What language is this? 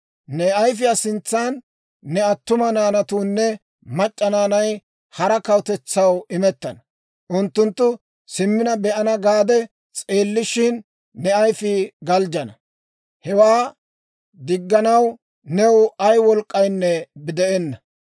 Dawro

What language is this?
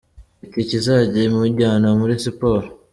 Kinyarwanda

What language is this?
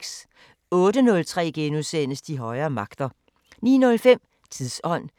Danish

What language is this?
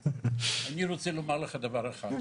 Hebrew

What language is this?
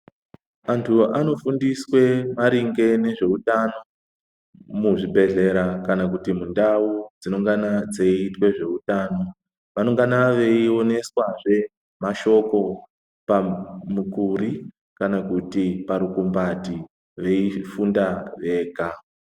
Ndau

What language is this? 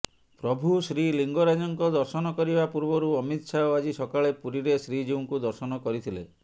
Odia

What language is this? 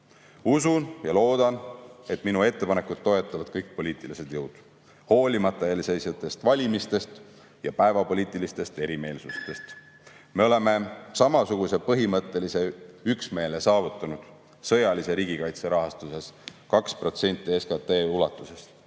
Estonian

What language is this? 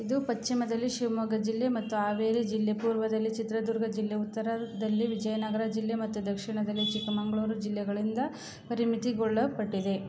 Kannada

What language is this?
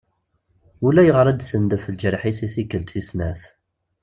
Kabyle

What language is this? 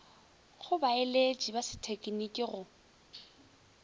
Northern Sotho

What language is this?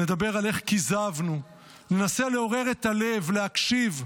Hebrew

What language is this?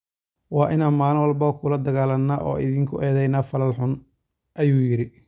Somali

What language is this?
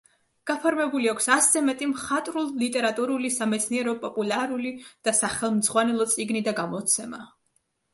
Georgian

